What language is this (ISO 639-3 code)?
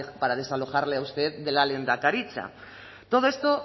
spa